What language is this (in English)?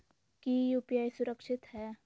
Magahi